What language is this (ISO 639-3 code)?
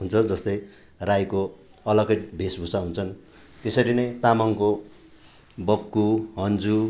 nep